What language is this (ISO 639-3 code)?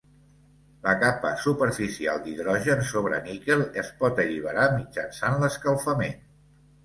cat